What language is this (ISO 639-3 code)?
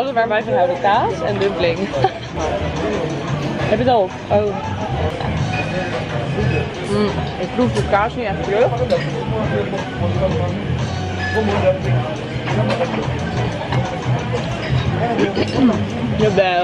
nld